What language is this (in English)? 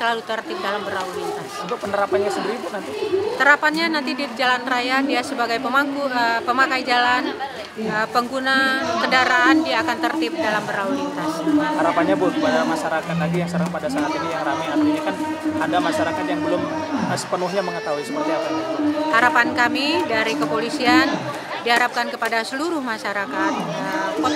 Indonesian